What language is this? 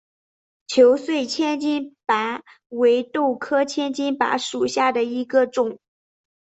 Chinese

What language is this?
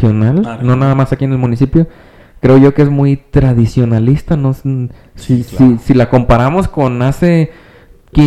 Spanish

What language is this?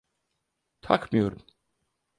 Turkish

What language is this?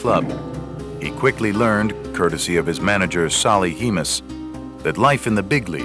English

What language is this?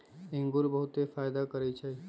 Magahi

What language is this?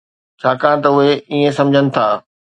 Sindhi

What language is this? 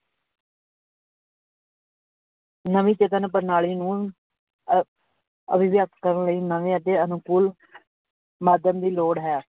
Punjabi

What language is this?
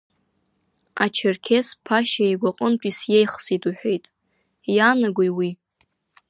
Abkhazian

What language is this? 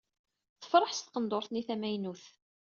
Kabyle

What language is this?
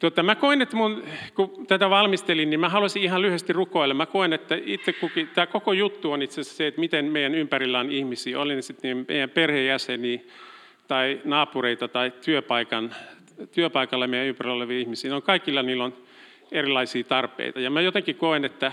Finnish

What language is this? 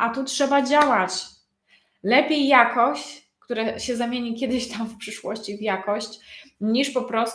Polish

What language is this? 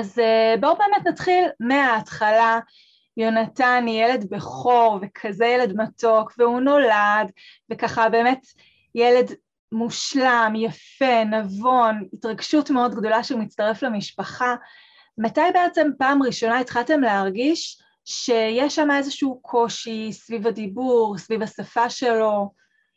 Hebrew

